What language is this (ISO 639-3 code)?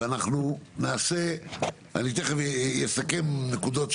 heb